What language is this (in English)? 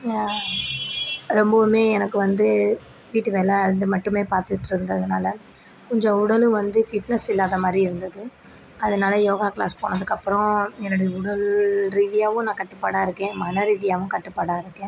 Tamil